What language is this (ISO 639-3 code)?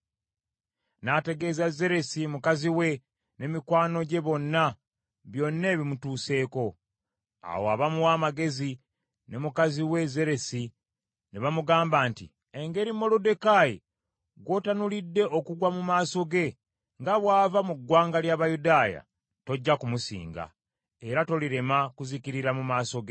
lug